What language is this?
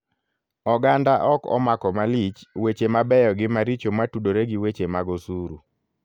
Luo (Kenya and Tanzania)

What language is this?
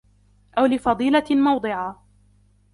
Arabic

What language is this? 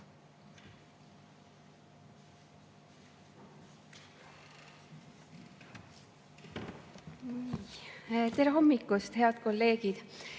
Estonian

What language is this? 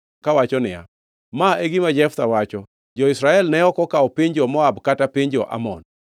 Luo (Kenya and Tanzania)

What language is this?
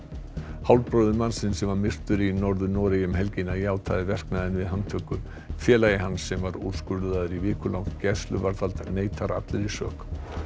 Icelandic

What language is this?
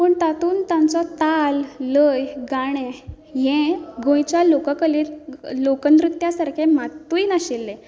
Konkani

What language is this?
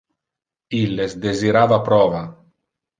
Interlingua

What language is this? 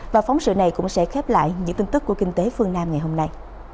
Vietnamese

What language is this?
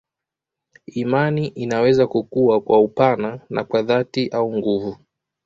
Swahili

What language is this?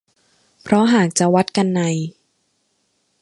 Thai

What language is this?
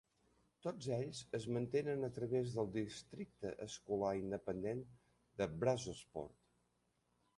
Catalan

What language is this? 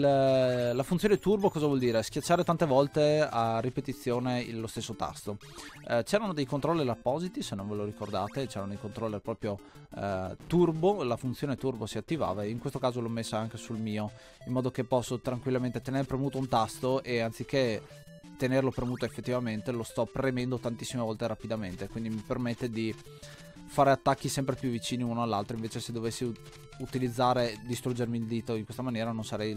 Italian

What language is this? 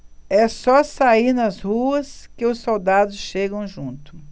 Portuguese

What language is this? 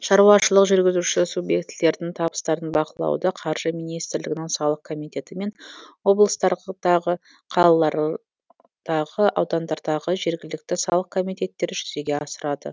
Kazakh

